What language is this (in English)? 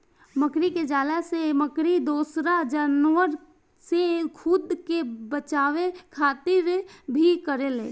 Bhojpuri